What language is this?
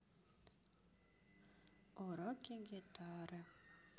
Russian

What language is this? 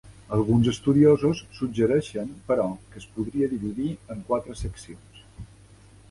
Catalan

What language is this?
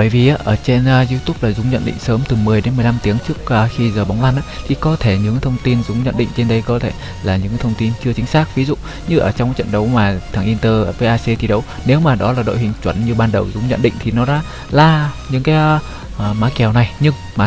Vietnamese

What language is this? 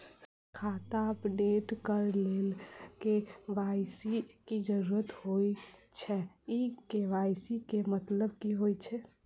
Maithili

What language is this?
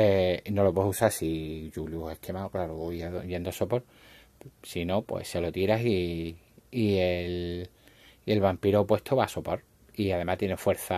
Spanish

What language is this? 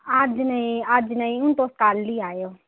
Dogri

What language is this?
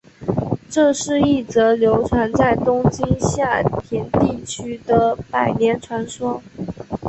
Chinese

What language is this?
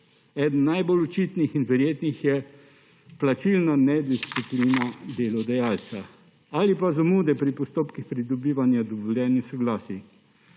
Slovenian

